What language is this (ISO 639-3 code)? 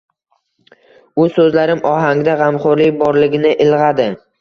uzb